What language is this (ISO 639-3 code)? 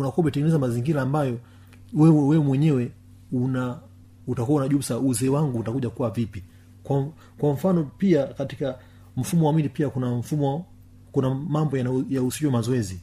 swa